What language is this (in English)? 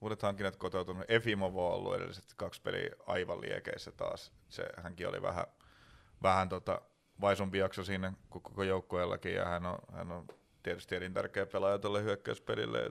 Finnish